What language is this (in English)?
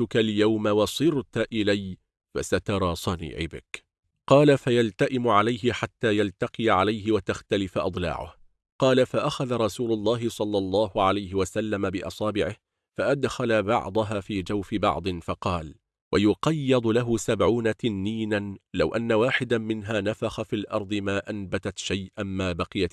Arabic